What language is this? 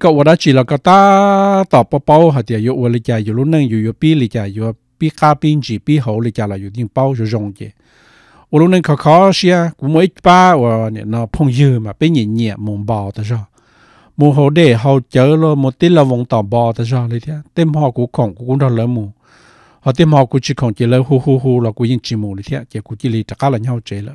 Thai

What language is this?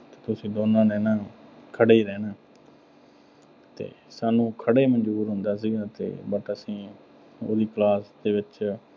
Punjabi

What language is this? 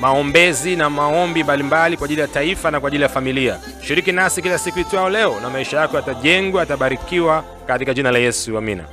Swahili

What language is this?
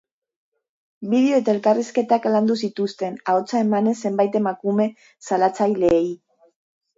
Basque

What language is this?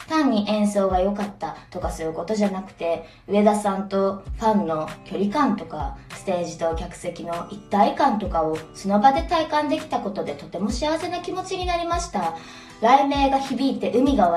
Japanese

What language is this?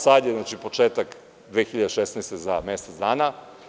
Serbian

